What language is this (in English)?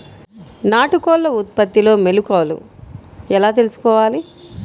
Telugu